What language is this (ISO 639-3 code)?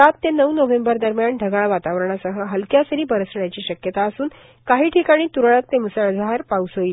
mar